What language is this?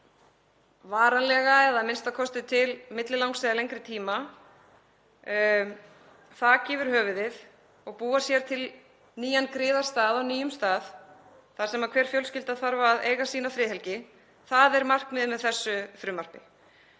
Icelandic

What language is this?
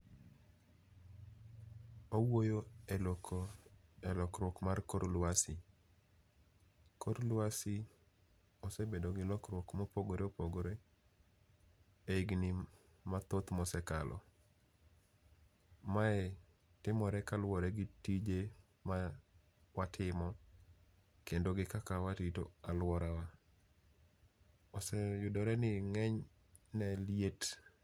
Luo (Kenya and Tanzania)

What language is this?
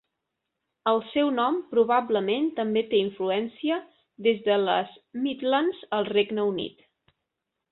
Catalan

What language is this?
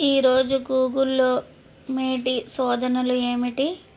Telugu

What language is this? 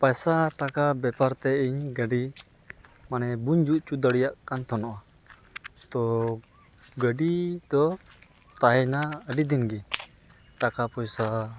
Santali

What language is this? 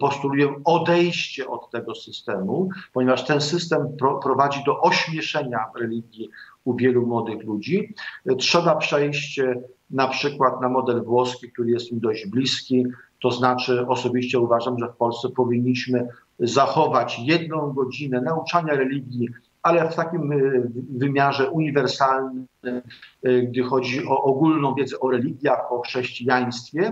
Polish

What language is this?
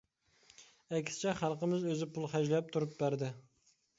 Uyghur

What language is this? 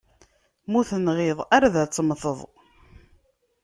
Kabyle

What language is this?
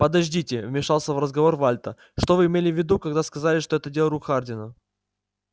Russian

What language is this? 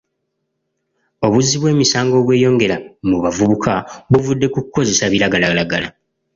Ganda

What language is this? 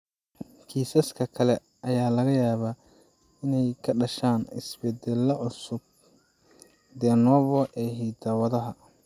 Somali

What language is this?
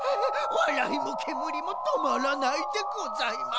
Japanese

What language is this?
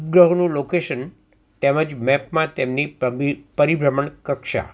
Gujarati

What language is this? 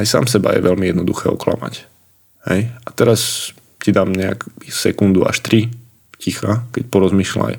Slovak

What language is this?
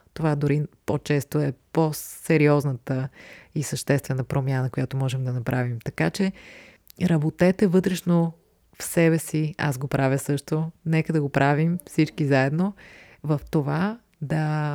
Bulgarian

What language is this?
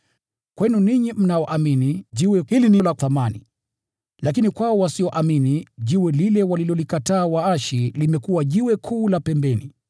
Swahili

